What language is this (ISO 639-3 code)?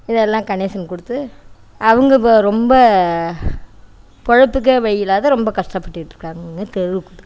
tam